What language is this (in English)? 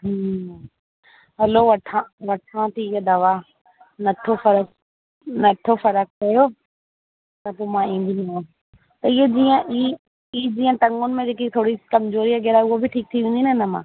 Sindhi